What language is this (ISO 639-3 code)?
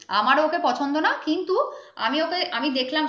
ben